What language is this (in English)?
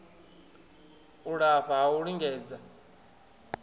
Venda